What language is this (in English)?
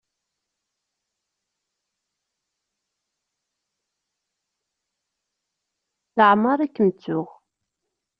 Kabyle